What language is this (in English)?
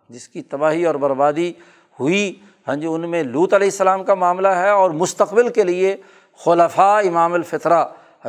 Urdu